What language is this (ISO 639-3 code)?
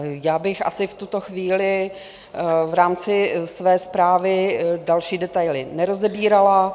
ces